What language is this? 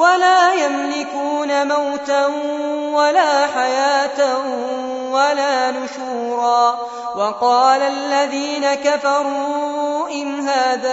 Arabic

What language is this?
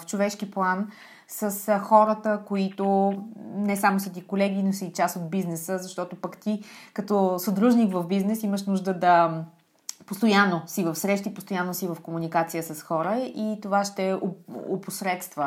Bulgarian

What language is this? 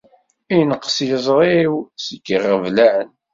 Kabyle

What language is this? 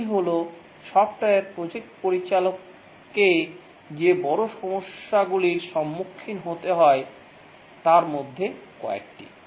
Bangla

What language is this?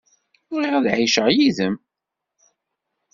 Kabyle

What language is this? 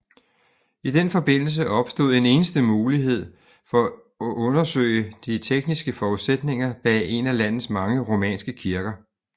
Danish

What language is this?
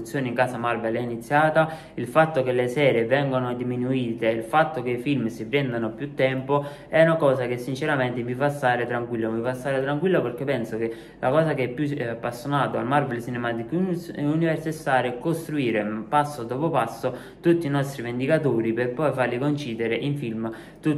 Italian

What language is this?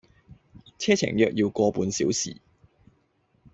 Cantonese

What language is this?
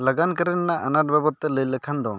Santali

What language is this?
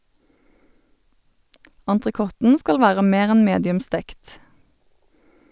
Norwegian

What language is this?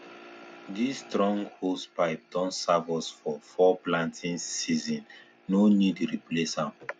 Nigerian Pidgin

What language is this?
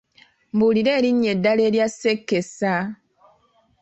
Ganda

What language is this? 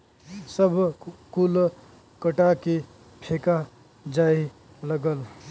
Bhojpuri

